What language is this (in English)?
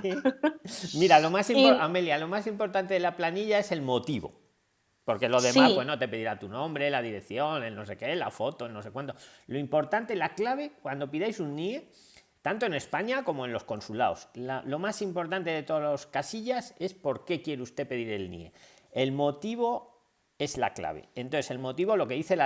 Spanish